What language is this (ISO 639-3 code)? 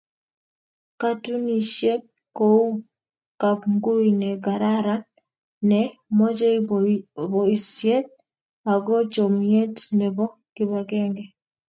kln